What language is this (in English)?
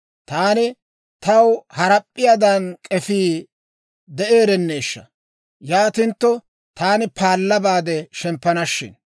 Dawro